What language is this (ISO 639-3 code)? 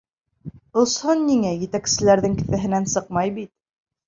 bak